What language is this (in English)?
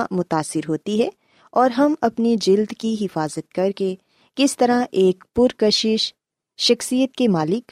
Urdu